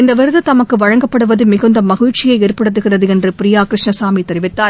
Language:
Tamil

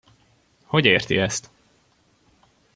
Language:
Hungarian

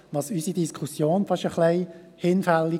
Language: Swiss German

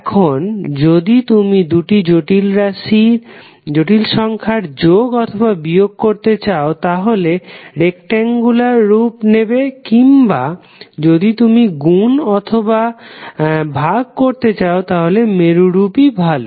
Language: Bangla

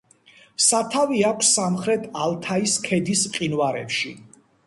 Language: Georgian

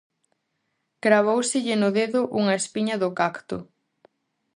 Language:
Galician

